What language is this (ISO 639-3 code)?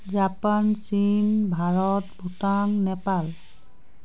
asm